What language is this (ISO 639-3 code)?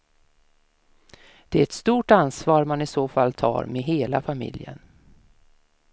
swe